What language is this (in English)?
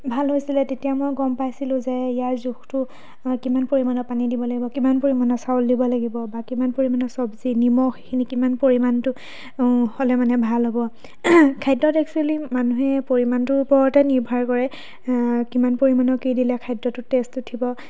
Assamese